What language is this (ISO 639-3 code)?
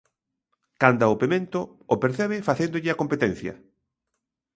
glg